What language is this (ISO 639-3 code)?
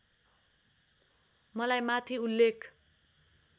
nep